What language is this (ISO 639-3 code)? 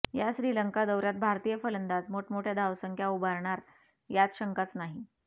mar